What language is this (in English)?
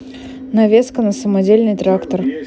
Russian